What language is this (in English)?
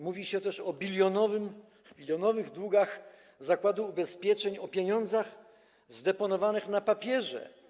Polish